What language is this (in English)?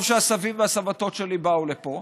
Hebrew